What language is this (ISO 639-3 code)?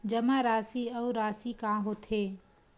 hne